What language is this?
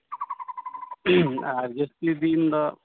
Santali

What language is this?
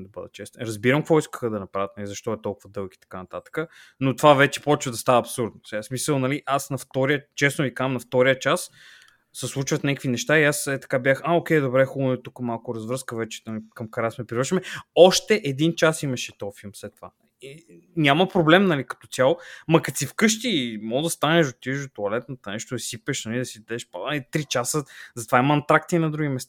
Bulgarian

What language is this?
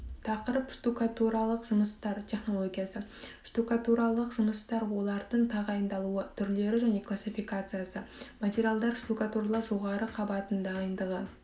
Kazakh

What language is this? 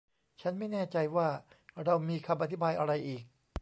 Thai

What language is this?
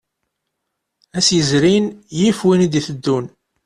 Kabyle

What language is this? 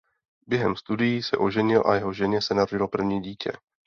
Czech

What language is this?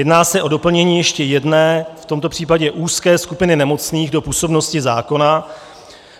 Czech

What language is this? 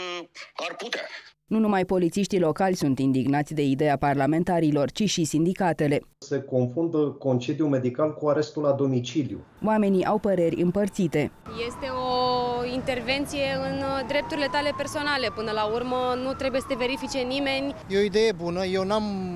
Romanian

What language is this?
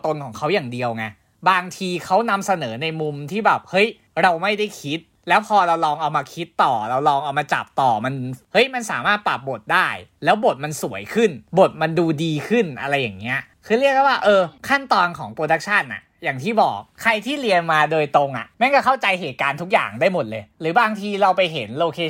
Thai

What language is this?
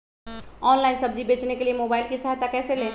Magahi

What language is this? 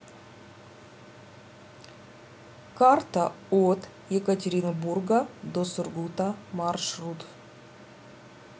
Russian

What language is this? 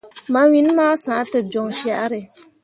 Mundang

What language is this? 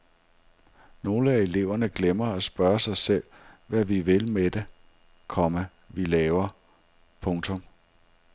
Danish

